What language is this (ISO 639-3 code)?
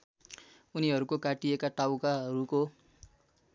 nep